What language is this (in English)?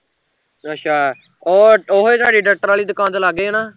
Punjabi